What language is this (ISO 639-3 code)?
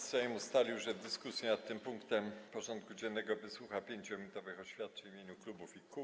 pol